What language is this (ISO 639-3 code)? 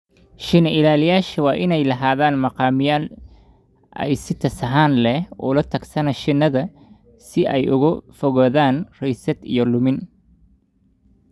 som